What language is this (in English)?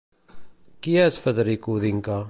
Catalan